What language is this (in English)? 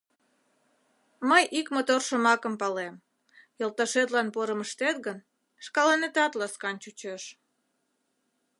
Mari